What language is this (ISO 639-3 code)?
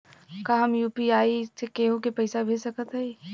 bho